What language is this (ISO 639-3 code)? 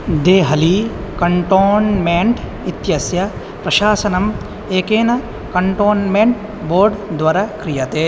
san